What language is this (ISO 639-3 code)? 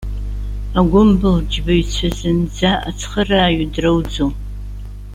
abk